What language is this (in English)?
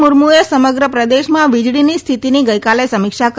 Gujarati